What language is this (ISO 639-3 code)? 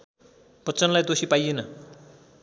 nep